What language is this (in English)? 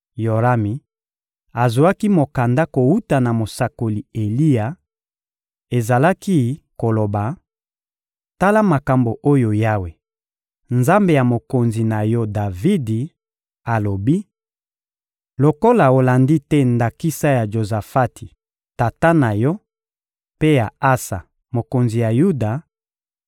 Lingala